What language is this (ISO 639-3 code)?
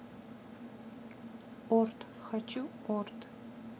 rus